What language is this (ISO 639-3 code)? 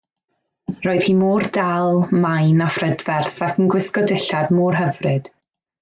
cym